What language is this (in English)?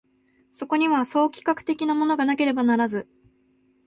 Japanese